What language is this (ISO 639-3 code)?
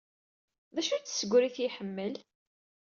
kab